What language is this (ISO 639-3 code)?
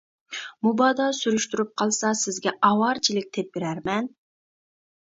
uig